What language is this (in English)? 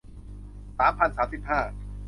Thai